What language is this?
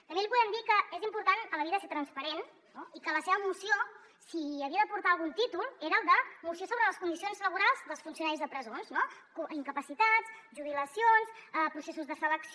Catalan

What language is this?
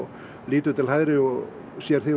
Icelandic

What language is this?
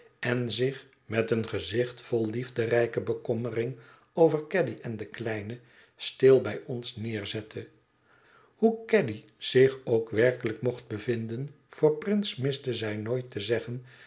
Dutch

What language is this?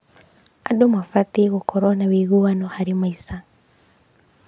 Kikuyu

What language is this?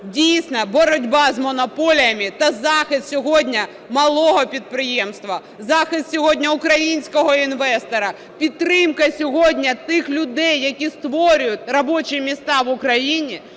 Ukrainian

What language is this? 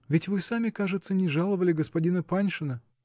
Russian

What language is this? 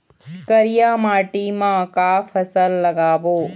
Chhattisgarhi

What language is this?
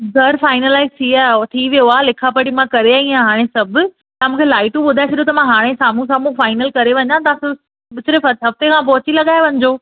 Sindhi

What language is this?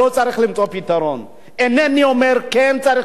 Hebrew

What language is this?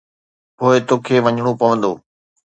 Sindhi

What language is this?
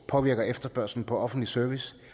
Danish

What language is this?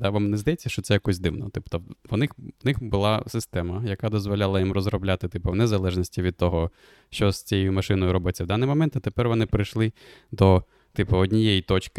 Ukrainian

